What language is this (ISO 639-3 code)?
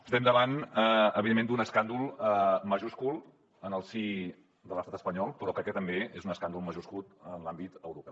cat